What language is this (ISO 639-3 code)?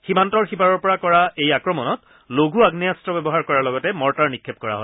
asm